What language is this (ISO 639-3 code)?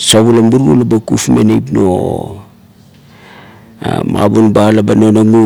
kto